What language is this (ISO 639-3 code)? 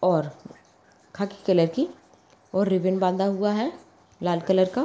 mag